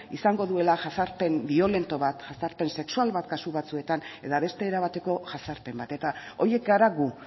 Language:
Basque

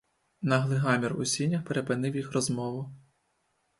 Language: Ukrainian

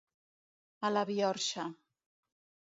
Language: Catalan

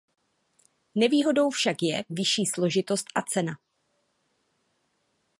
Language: Czech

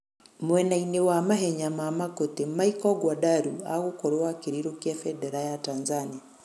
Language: Kikuyu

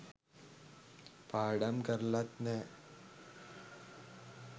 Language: Sinhala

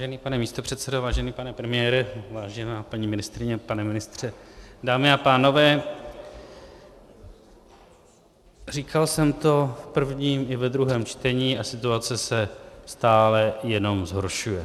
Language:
Czech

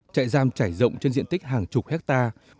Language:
Vietnamese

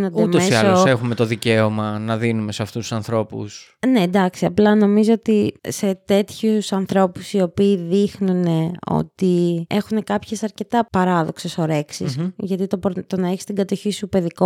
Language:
Greek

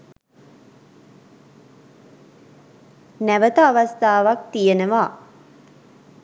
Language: Sinhala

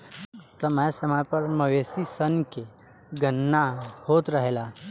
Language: Bhojpuri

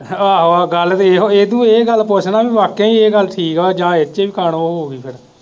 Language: Punjabi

